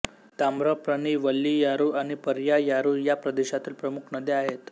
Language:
Marathi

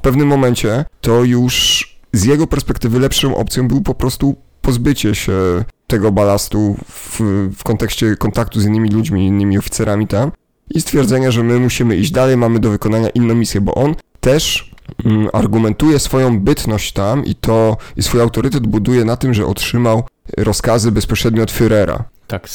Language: Polish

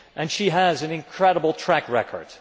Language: English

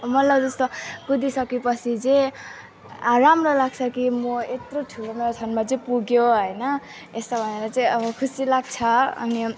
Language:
Nepali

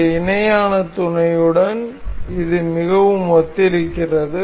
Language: Tamil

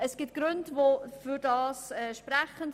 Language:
Swiss German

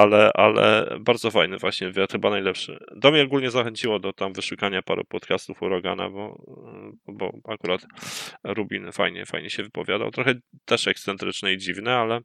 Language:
Polish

